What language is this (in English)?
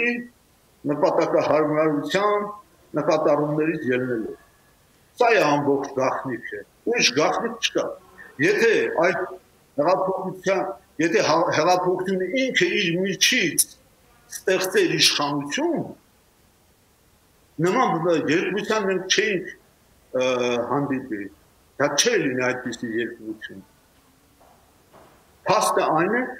Turkish